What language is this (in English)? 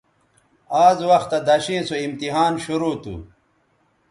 Bateri